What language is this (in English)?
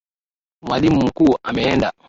Swahili